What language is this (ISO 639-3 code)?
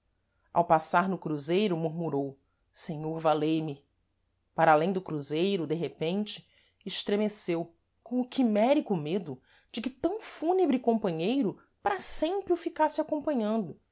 por